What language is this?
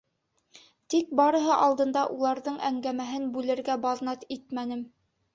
Bashkir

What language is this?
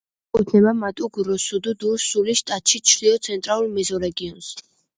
Georgian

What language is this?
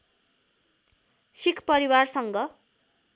Nepali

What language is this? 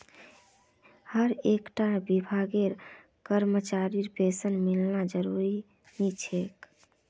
Magahi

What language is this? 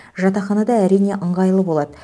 Kazakh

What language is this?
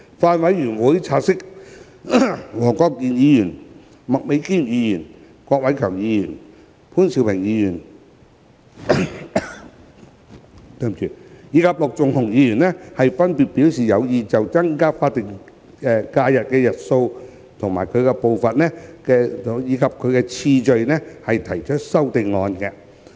Cantonese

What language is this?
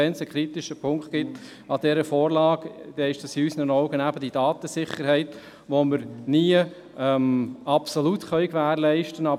Swiss German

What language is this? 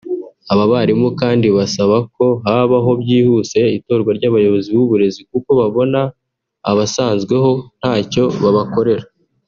Kinyarwanda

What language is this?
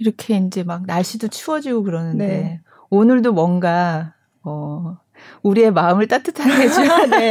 Korean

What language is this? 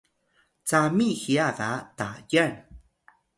Atayal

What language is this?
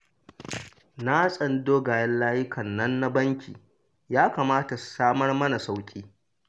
Hausa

